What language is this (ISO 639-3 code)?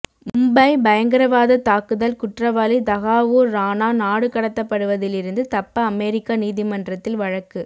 tam